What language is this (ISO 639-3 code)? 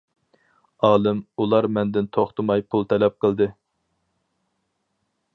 uig